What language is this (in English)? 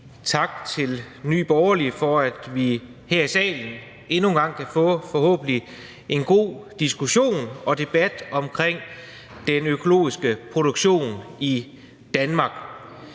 Danish